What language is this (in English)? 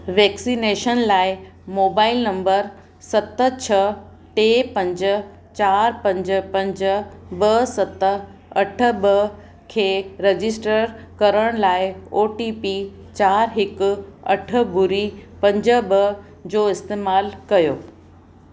Sindhi